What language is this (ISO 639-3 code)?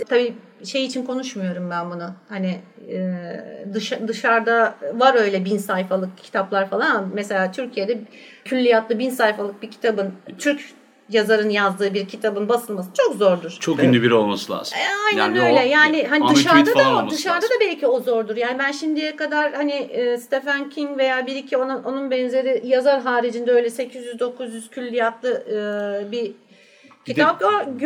tur